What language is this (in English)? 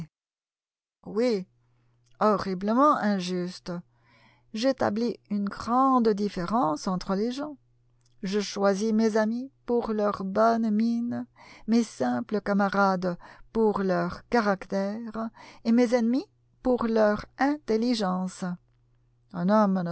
French